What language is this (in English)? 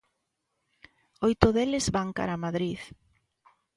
Galician